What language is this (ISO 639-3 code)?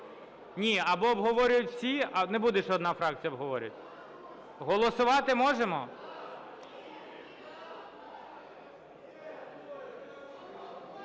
ukr